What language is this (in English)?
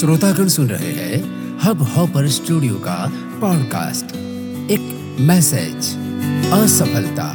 Hindi